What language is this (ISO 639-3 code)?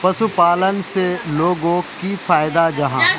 mag